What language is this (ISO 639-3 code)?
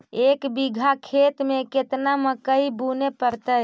mag